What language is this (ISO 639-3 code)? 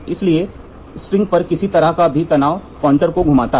hin